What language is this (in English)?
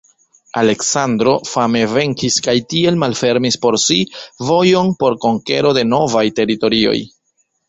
Esperanto